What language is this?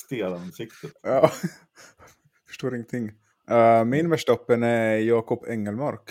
Swedish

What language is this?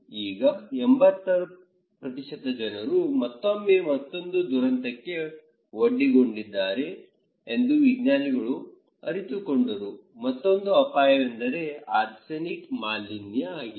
Kannada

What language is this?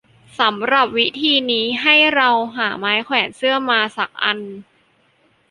Thai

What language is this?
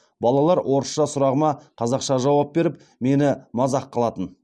Kazakh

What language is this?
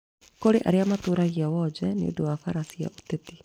Kikuyu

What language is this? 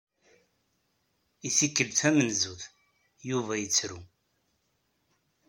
Kabyle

